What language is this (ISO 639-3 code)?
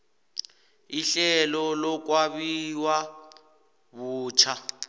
nbl